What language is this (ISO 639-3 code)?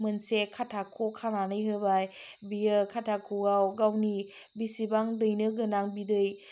brx